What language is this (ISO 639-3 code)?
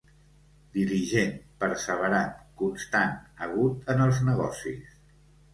cat